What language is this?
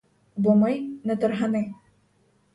Ukrainian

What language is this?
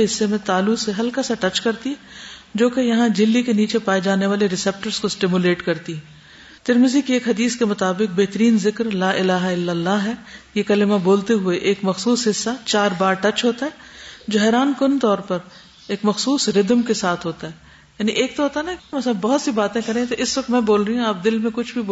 Urdu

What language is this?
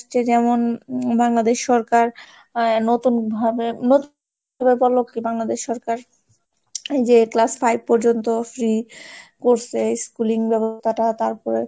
Bangla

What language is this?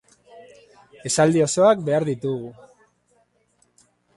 Basque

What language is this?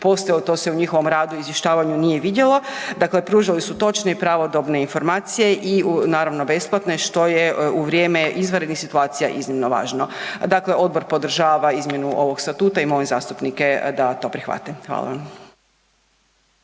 Croatian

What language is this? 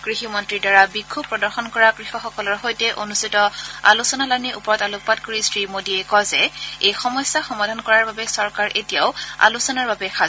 Assamese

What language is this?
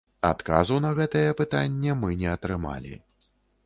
Belarusian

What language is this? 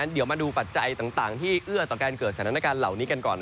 Thai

